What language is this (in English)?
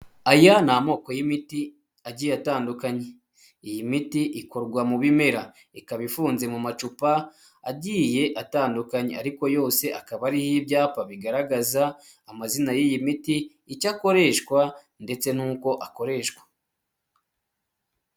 Kinyarwanda